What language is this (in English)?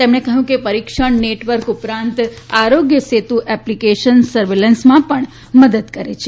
Gujarati